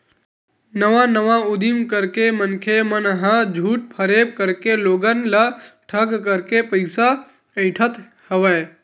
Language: Chhattisgarhi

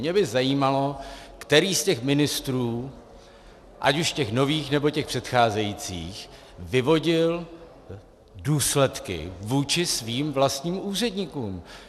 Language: Czech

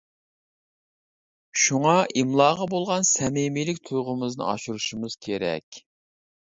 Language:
Uyghur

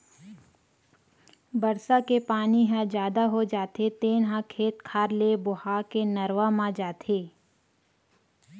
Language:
Chhattisgarhi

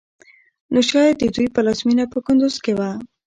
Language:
Pashto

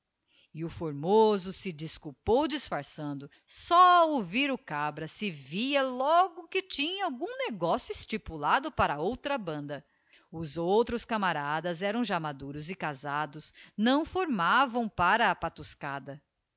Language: Portuguese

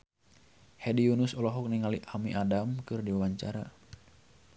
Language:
Sundanese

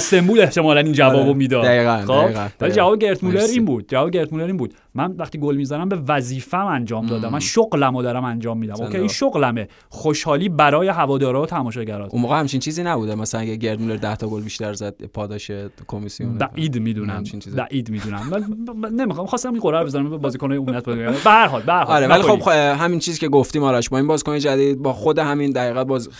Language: Persian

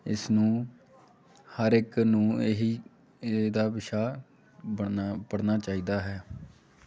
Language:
Punjabi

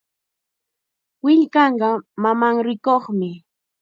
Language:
Chiquián Ancash Quechua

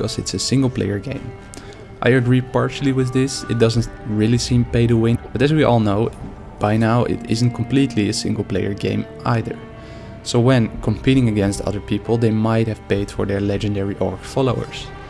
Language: English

